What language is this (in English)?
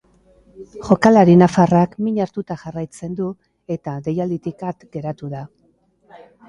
Basque